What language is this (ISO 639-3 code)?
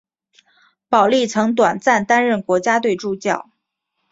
zho